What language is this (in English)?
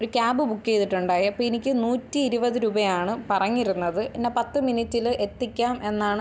Malayalam